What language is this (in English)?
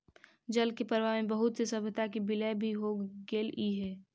Magahi